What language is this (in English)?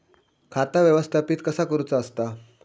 Marathi